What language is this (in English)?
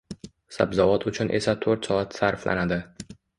Uzbek